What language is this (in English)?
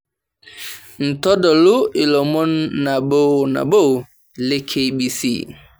Masai